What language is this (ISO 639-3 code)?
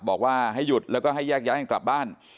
tha